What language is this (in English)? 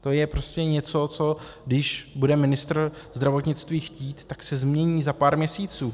Czech